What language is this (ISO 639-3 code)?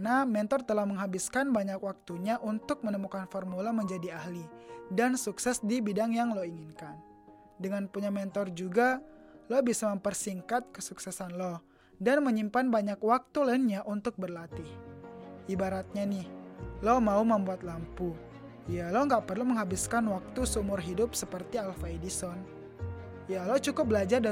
ind